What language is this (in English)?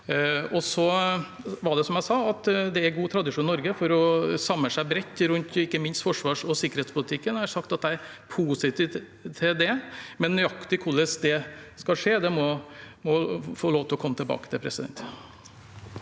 Norwegian